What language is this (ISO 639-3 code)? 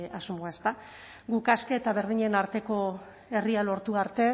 eus